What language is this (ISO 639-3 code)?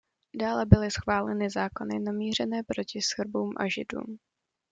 ces